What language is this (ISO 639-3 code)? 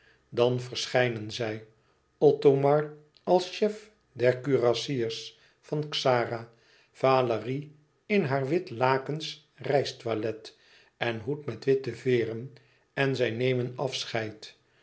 nld